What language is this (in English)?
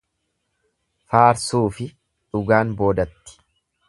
Oromo